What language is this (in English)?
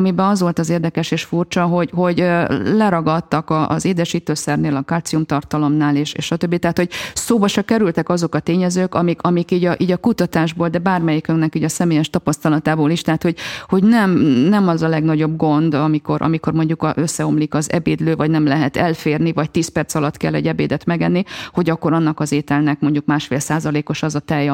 Hungarian